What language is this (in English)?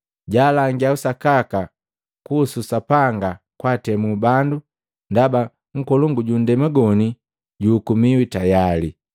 Matengo